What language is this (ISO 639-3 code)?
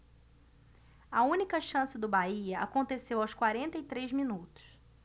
por